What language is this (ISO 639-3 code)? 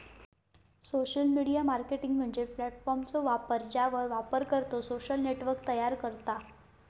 mar